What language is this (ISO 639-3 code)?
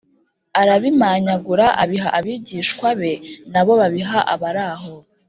kin